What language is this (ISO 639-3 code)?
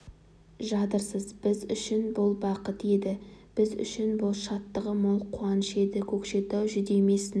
kaz